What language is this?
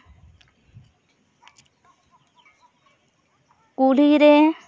Santali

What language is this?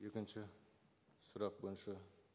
Kazakh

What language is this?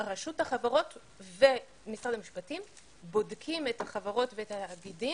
Hebrew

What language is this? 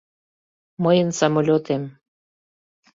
Mari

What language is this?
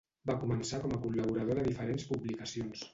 Catalan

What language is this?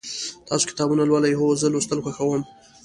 Pashto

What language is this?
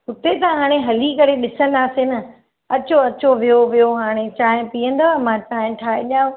Sindhi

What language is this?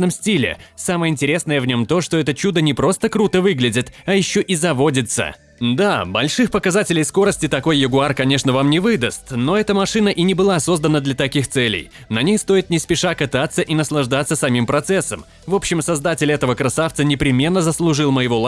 Russian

